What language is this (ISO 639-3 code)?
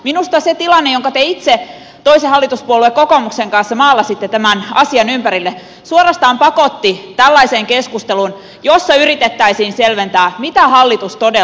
fin